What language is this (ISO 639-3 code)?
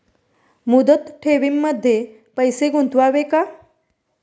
mar